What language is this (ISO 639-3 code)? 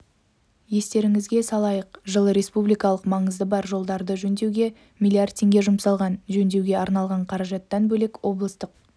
kaz